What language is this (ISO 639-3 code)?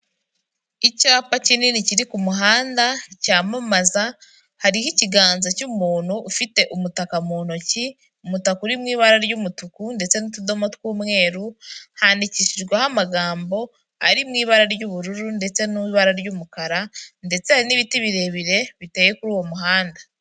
kin